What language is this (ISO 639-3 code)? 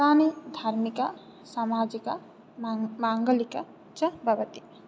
san